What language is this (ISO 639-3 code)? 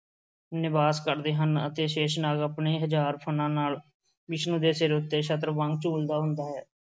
pan